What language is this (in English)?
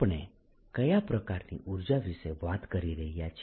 Gujarati